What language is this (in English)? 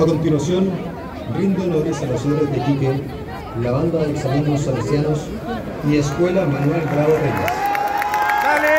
Spanish